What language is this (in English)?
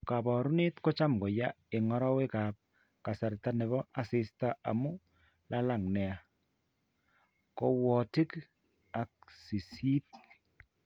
Kalenjin